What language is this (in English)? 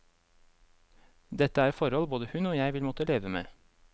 Norwegian